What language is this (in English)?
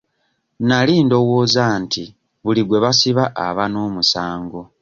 Ganda